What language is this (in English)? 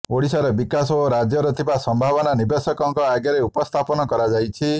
Odia